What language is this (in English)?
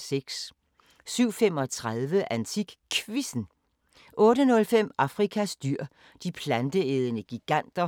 Danish